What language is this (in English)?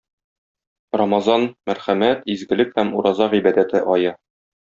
Tatar